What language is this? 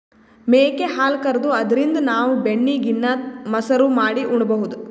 Kannada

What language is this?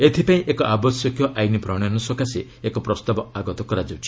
Odia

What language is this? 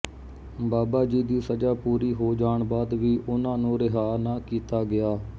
Punjabi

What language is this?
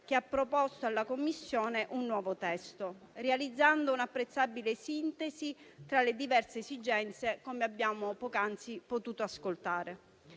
Italian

